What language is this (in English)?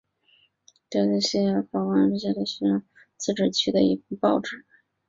Chinese